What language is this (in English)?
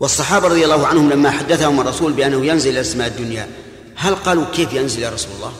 Arabic